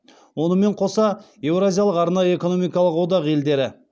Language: Kazakh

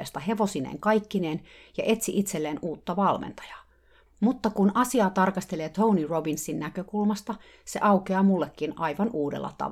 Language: Finnish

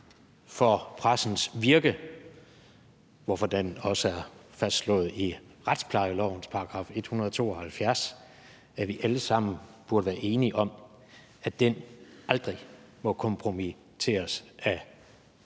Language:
Danish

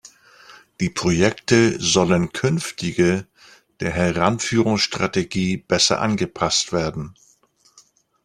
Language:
German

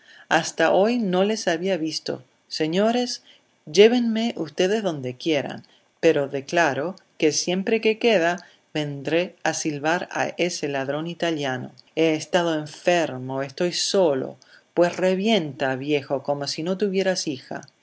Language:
Spanish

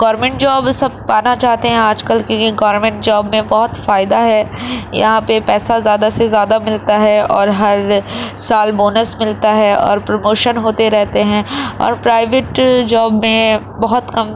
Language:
Urdu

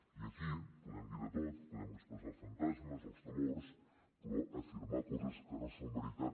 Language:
Catalan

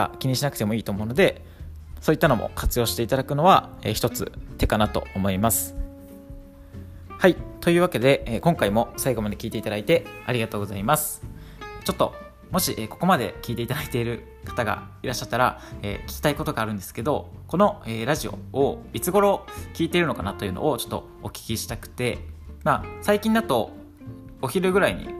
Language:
Japanese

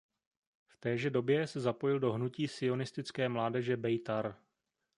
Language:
Czech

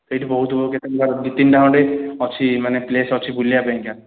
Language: Odia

